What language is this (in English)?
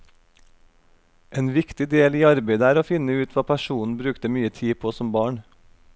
Norwegian